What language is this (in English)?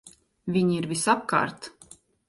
Latvian